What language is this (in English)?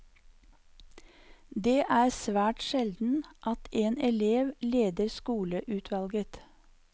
Norwegian